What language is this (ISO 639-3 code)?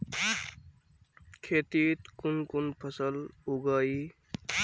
mag